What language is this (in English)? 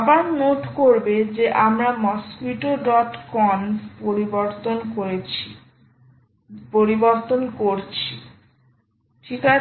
Bangla